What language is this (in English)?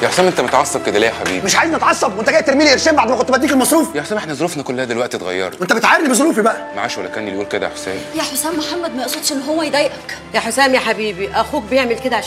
Arabic